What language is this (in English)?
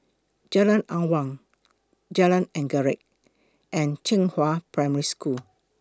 English